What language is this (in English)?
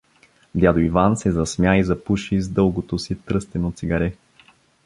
Bulgarian